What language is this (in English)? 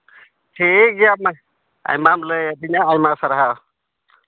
Santali